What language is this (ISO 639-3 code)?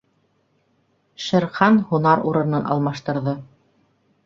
bak